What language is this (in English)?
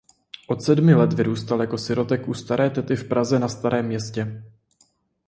Czech